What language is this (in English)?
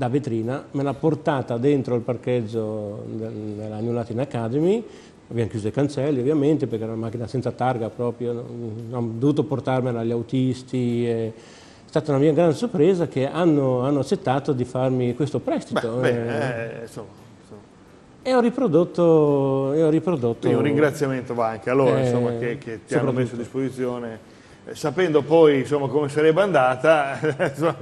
Italian